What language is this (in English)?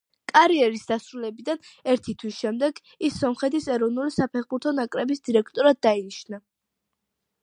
Georgian